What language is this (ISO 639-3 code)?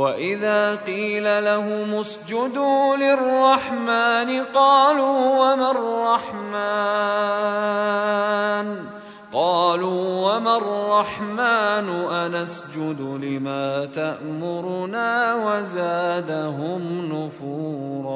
ara